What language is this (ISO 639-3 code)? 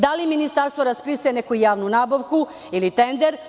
srp